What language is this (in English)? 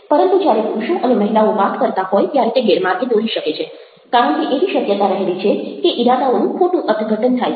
Gujarati